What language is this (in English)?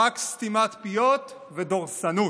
Hebrew